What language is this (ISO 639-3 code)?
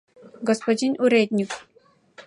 chm